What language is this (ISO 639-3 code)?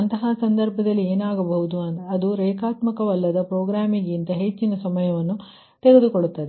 kan